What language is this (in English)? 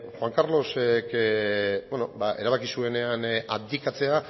Basque